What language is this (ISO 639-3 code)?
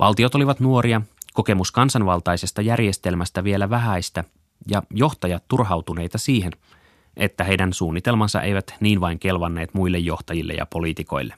fin